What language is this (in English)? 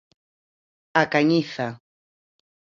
Galician